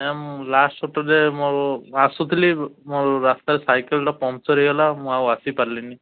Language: Odia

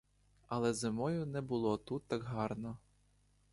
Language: Ukrainian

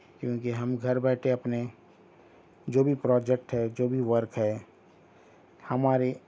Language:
Urdu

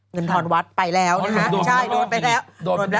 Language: Thai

